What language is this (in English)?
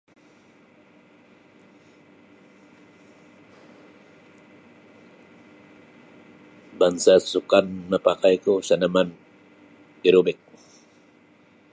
Sabah Bisaya